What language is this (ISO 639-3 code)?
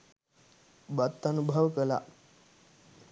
sin